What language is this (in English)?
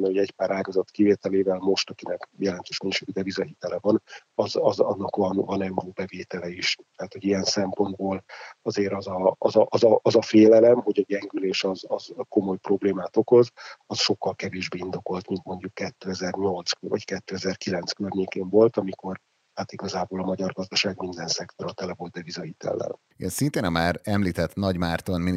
Hungarian